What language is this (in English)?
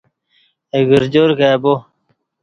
Kati